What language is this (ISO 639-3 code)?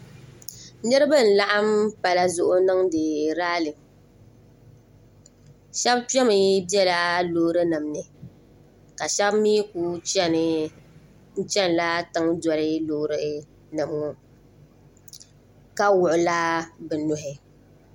dag